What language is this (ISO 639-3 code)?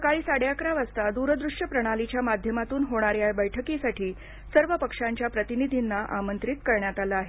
mar